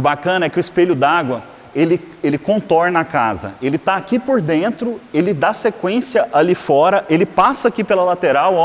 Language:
Portuguese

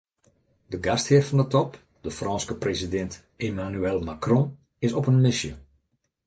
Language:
Western Frisian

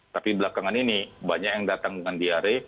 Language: Indonesian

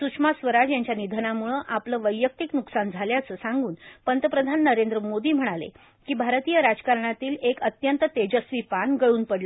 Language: Marathi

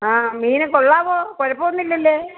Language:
Malayalam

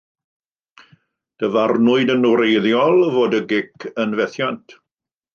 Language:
Welsh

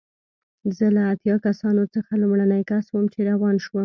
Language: Pashto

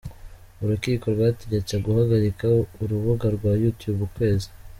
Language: Kinyarwanda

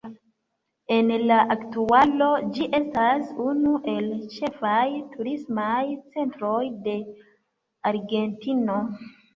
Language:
Esperanto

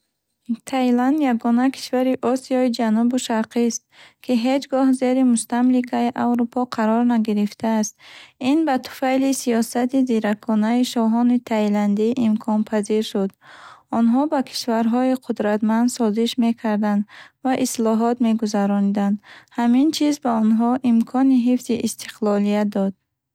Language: Bukharic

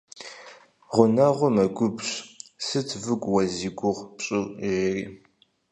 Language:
Kabardian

